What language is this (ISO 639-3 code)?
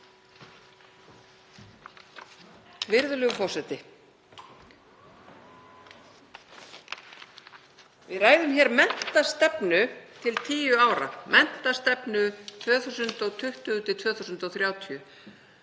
isl